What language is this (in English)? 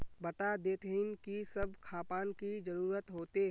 Magahi